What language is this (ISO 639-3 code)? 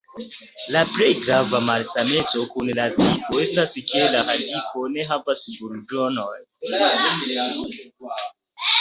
epo